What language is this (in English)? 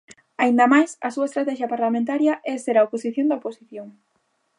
Galician